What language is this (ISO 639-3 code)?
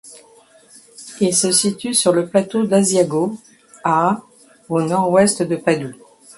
fra